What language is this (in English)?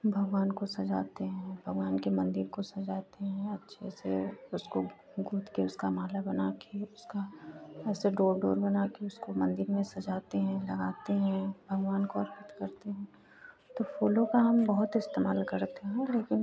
Hindi